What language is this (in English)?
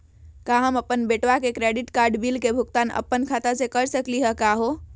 Magahi